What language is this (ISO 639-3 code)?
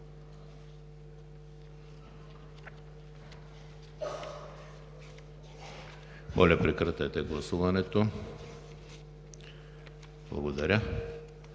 bul